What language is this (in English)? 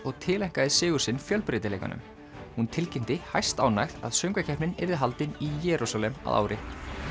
Icelandic